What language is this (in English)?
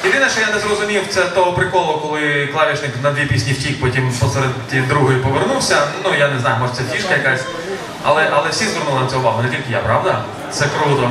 Ukrainian